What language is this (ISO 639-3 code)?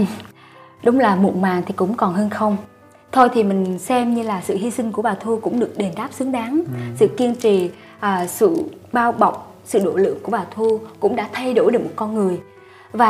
vie